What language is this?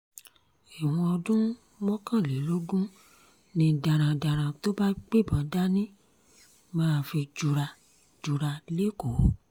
Yoruba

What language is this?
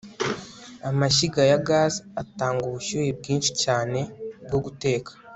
Kinyarwanda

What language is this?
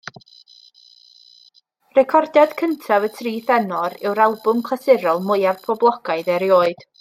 Welsh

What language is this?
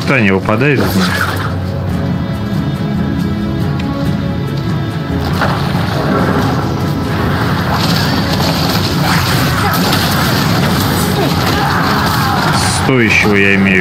Russian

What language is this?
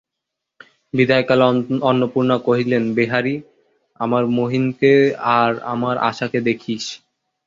Bangla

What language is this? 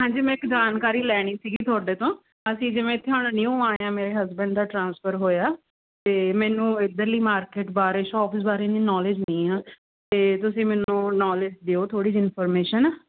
Punjabi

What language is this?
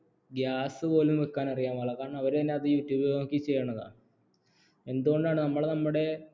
Malayalam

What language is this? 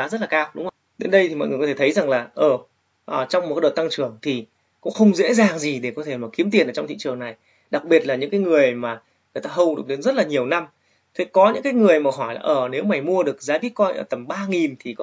Vietnamese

